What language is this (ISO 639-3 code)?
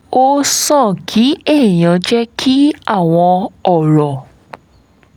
yor